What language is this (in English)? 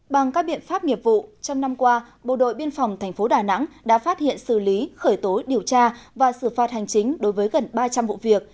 Vietnamese